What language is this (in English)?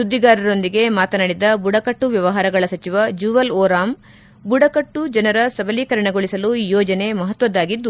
Kannada